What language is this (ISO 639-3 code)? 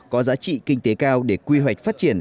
vie